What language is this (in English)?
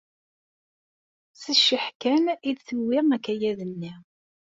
Kabyle